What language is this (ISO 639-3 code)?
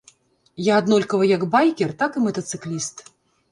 bel